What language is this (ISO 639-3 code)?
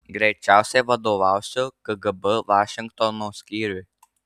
lit